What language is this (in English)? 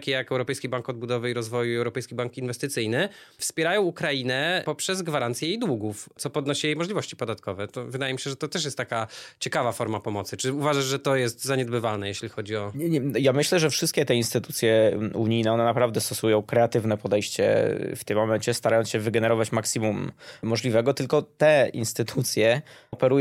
Polish